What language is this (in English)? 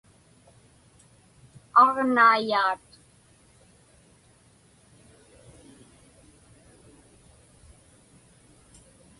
Inupiaq